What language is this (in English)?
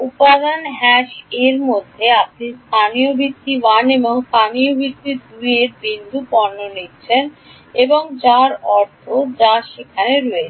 Bangla